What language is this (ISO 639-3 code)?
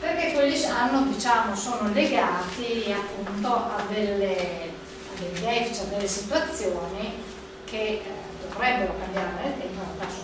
ita